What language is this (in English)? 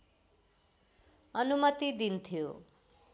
Nepali